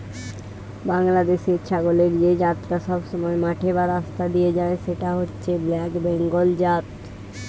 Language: Bangla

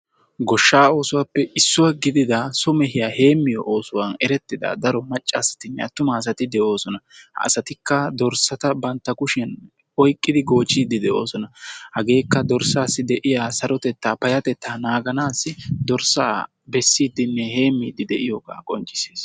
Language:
Wolaytta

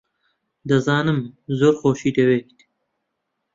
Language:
Central Kurdish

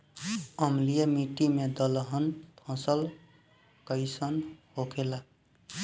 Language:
Bhojpuri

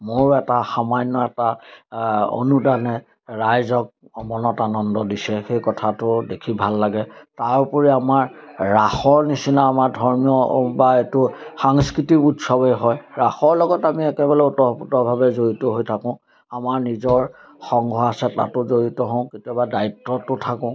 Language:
Assamese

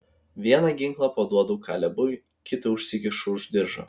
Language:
Lithuanian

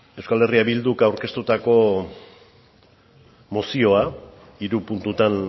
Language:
Basque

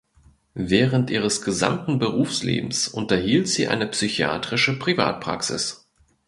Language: German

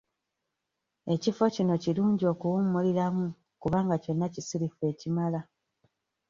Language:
Ganda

